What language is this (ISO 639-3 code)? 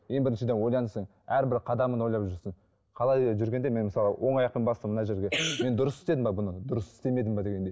kaz